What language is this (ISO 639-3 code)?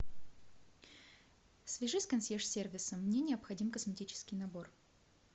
rus